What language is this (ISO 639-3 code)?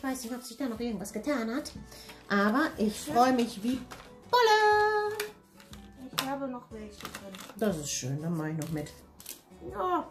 deu